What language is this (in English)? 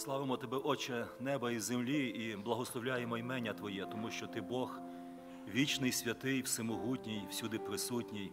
Ukrainian